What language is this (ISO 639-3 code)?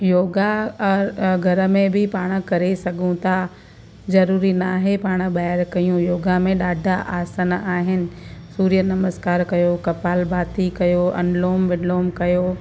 snd